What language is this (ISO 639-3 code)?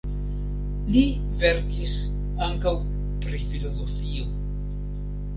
epo